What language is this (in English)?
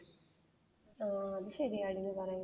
Malayalam